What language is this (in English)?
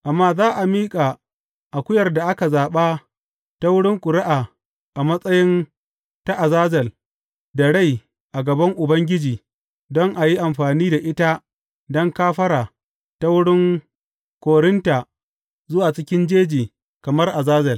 Hausa